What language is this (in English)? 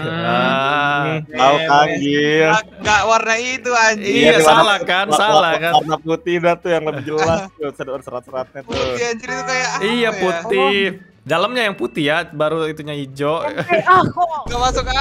Indonesian